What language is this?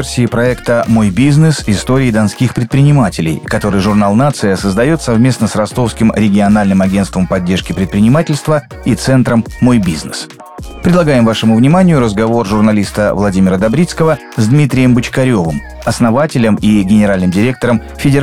Russian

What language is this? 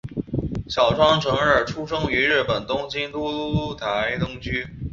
Chinese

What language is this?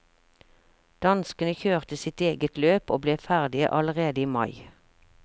Norwegian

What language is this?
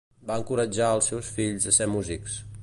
Catalan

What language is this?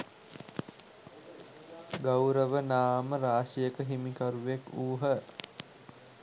Sinhala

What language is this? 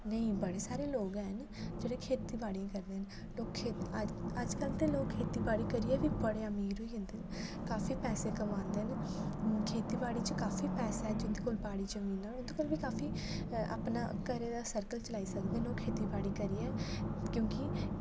Dogri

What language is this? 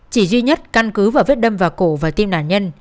Vietnamese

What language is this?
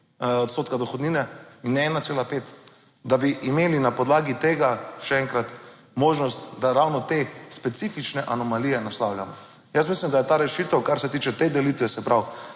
Slovenian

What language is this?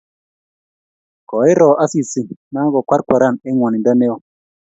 Kalenjin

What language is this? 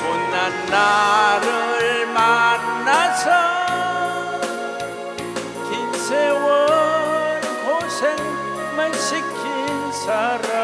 Korean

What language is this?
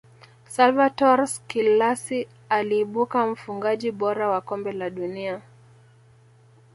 Swahili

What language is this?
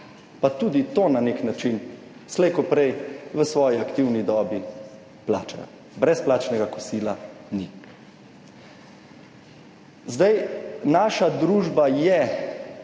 Slovenian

